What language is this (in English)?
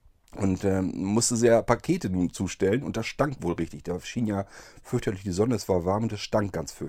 German